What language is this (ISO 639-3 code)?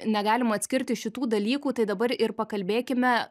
lit